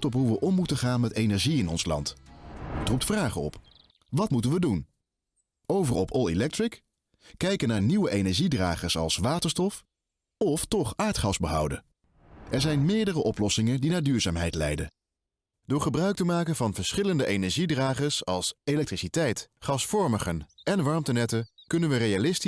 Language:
Dutch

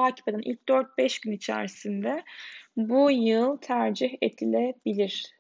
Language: Turkish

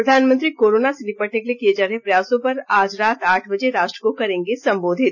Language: Hindi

